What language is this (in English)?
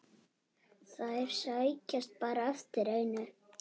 Icelandic